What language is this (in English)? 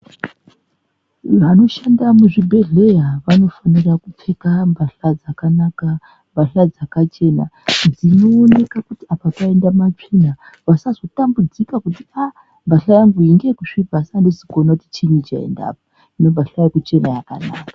Ndau